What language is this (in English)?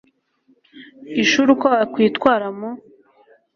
Kinyarwanda